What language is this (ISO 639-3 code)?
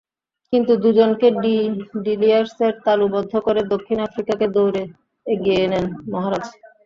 ben